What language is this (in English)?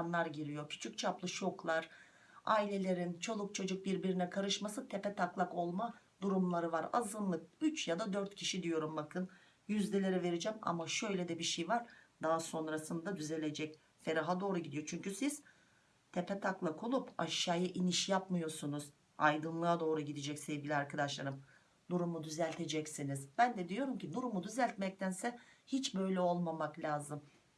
Turkish